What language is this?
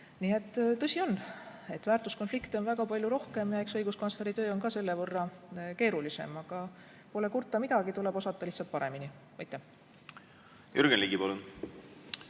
Estonian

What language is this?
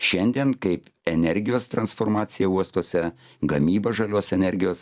Lithuanian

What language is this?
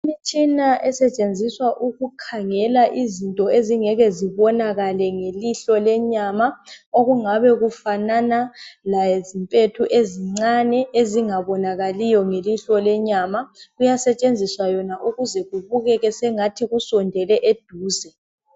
North Ndebele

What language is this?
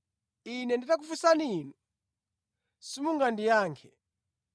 Nyanja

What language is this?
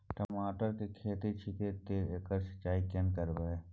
Maithili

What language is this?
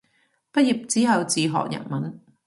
Cantonese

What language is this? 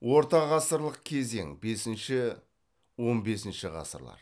Kazakh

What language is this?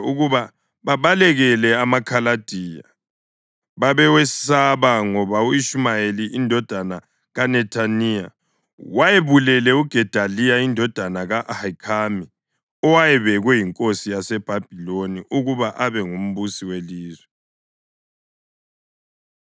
North Ndebele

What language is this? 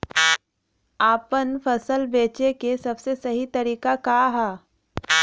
Bhojpuri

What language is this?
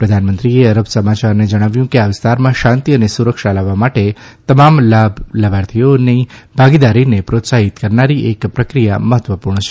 Gujarati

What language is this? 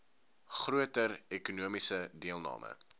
Afrikaans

